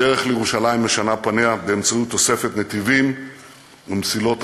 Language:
Hebrew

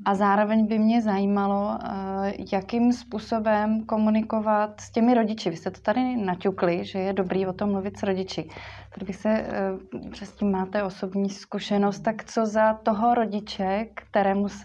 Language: Czech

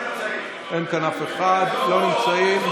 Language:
Hebrew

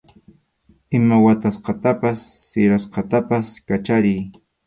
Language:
Arequipa-La Unión Quechua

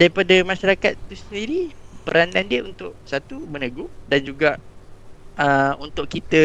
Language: Malay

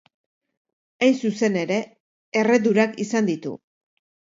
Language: Basque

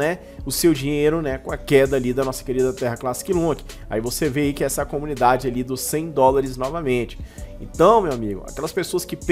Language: Portuguese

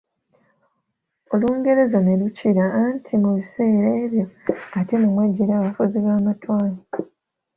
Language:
Ganda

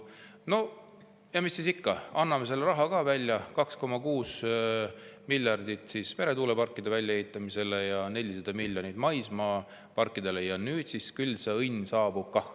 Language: Estonian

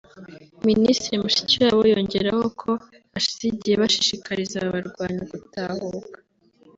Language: Kinyarwanda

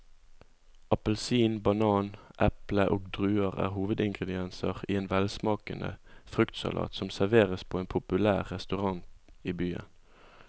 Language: Norwegian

